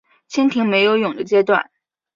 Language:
Chinese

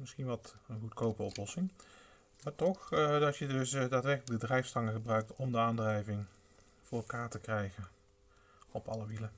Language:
Dutch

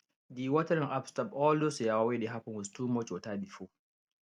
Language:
Nigerian Pidgin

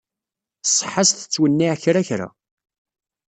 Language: Kabyle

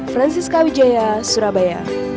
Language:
Indonesian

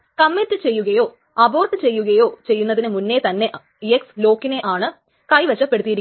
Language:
Malayalam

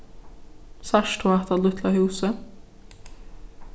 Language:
Faroese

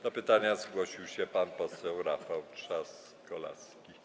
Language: Polish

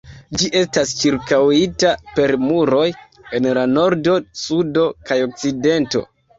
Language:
Esperanto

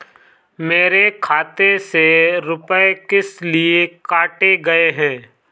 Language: Hindi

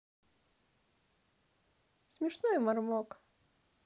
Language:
Russian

